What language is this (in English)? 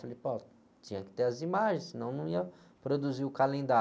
Portuguese